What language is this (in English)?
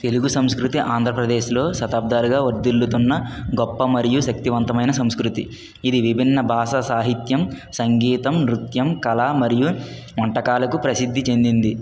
Telugu